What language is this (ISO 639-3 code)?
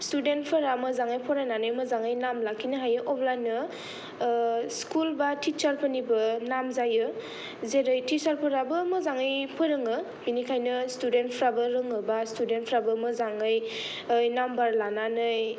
brx